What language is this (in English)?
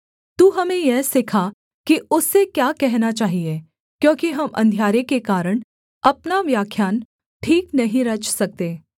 Hindi